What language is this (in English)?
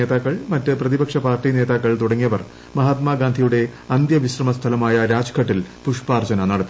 Malayalam